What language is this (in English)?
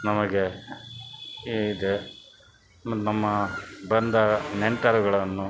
Kannada